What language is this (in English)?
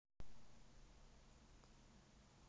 Russian